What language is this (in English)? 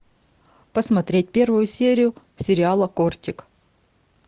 Russian